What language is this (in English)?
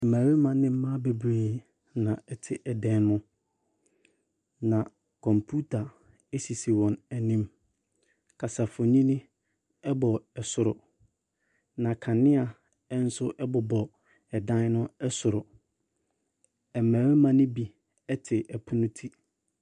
Akan